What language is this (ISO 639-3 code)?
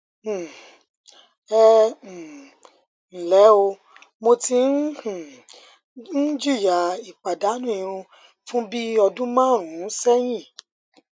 yor